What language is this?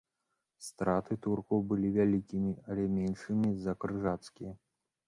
Belarusian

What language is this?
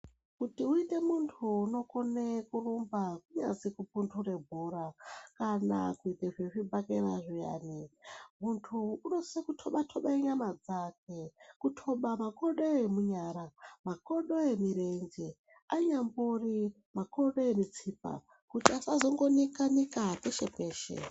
Ndau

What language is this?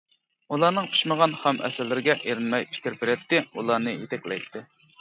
Uyghur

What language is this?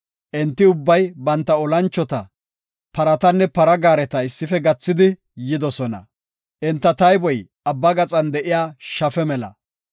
Gofa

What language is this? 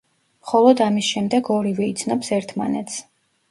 Georgian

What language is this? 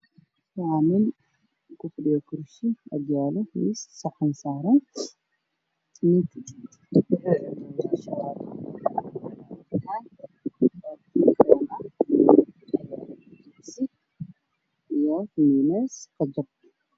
Somali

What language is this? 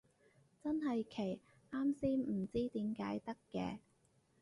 Cantonese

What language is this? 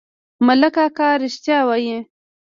Pashto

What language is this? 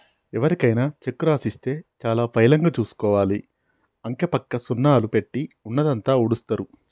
Telugu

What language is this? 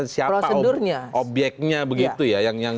Indonesian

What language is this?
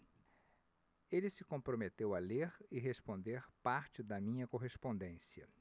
Portuguese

